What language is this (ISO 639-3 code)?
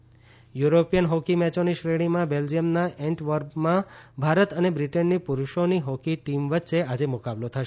guj